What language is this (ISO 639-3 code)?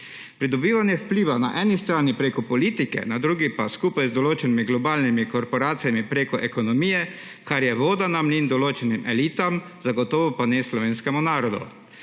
slv